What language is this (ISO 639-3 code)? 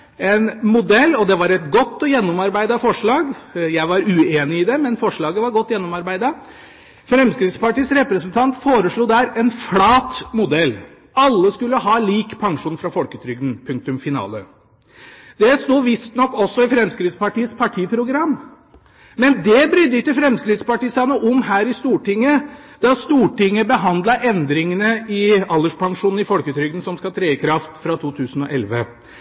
nob